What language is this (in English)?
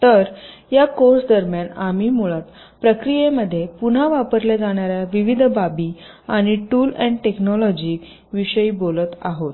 Marathi